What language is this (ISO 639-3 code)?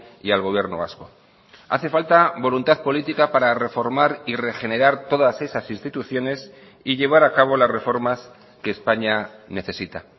spa